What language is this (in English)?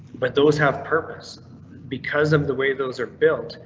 English